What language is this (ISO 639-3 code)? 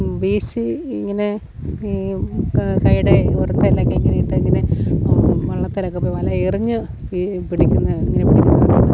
mal